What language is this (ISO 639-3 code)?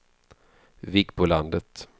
swe